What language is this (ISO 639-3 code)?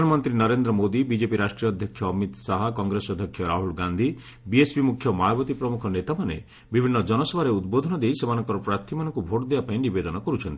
ori